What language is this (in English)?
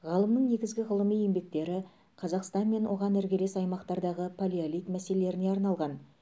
Kazakh